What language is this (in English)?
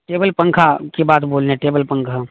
Urdu